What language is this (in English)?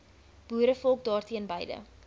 Afrikaans